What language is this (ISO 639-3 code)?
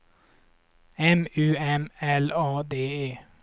swe